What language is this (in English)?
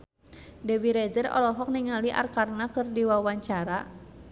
Sundanese